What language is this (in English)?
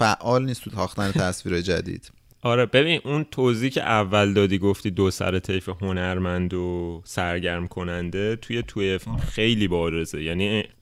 Persian